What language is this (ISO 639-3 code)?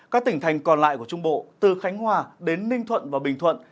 vie